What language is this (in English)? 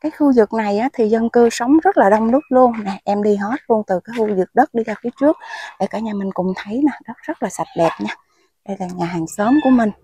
Vietnamese